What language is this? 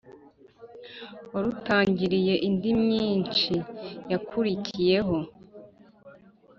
Kinyarwanda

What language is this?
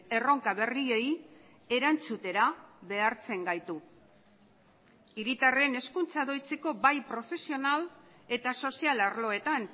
Basque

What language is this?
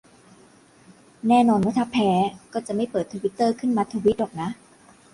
Thai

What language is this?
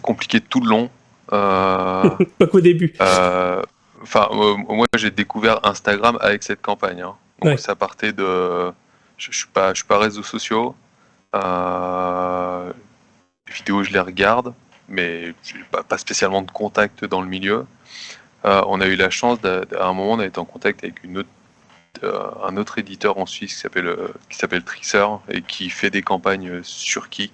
French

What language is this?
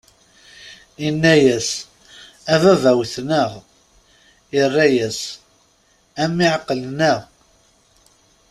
Kabyle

